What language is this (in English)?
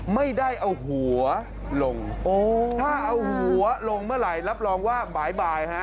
Thai